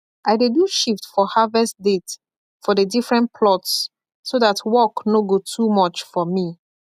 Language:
Nigerian Pidgin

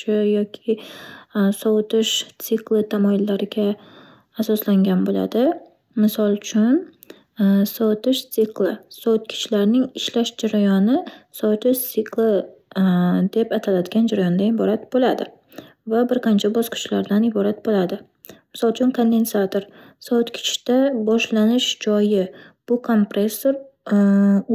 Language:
Uzbek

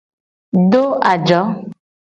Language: Gen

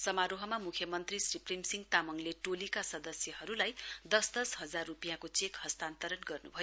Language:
Nepali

